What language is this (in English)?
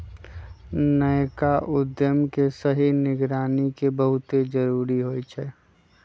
Magahi